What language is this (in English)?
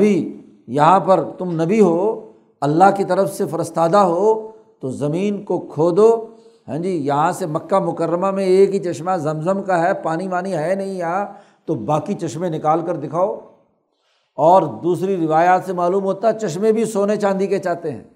Urdu